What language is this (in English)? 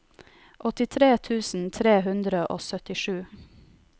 Norwegian